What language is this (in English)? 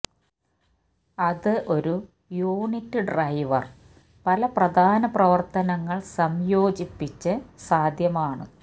Malayalam